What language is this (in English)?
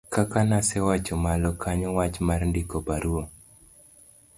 Luo (Kenya and Tanzania)